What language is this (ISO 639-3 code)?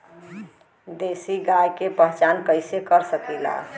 bho